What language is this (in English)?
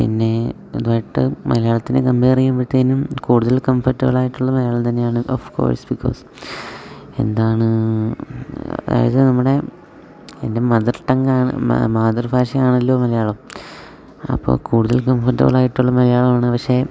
Malayalam